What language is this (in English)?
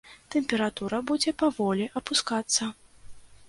Belarusian